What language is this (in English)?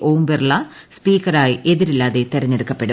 Malayalam